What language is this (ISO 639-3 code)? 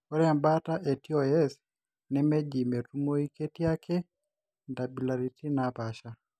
mas